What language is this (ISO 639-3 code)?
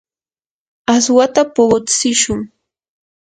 qur